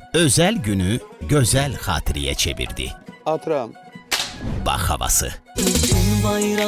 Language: Turkish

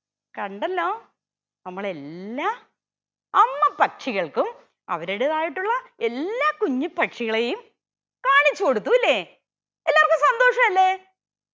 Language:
Malayalam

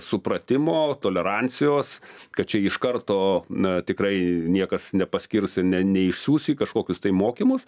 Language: Lithuanian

